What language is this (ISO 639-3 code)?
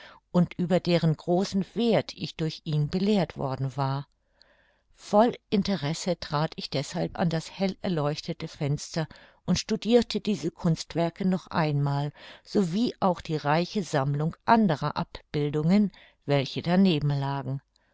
deu